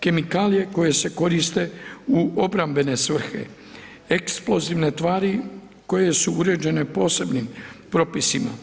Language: Croatian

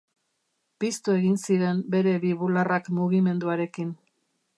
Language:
Basque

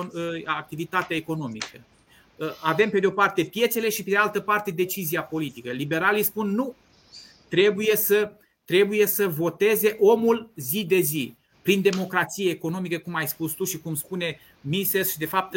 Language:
Romanian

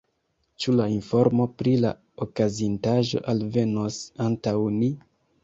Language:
Esperanto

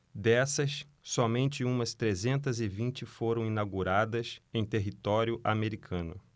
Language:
Portuguese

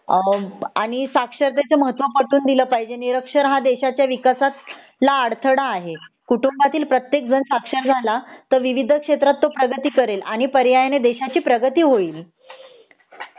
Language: Marathi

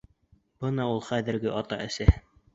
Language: Bashkir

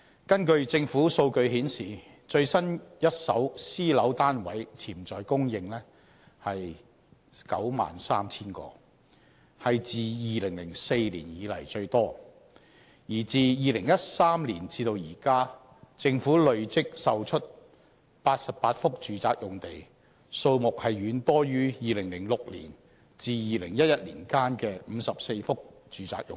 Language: Cantonese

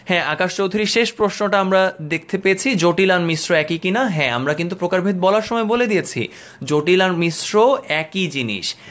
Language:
Bangla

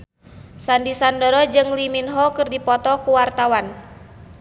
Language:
Sundanese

